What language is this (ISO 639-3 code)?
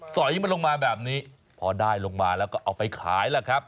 tha